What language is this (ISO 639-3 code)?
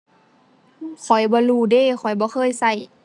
tha